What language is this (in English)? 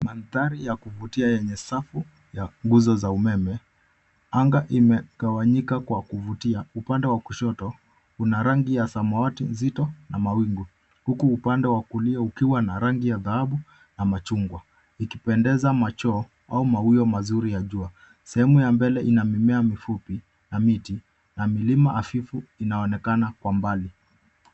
Swahili